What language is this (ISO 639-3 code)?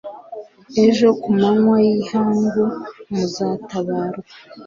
kin